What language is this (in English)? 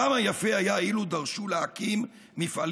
Hebrew